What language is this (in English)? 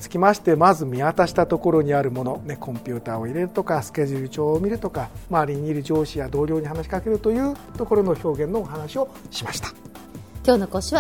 Japanese